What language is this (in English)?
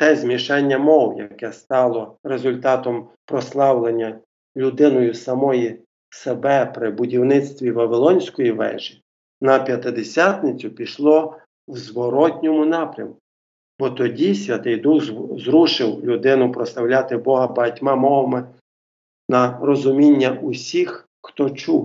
Ukrainian